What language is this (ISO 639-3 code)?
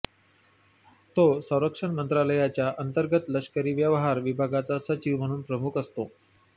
mar